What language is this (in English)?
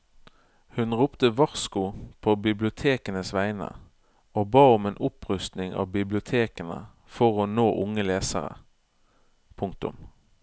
Norwegian